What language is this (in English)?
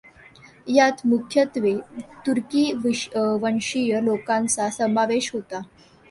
Marathi